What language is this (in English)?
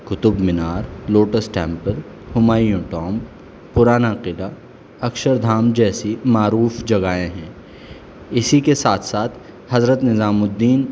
Urdu